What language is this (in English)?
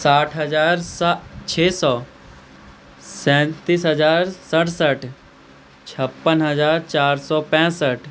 Maithili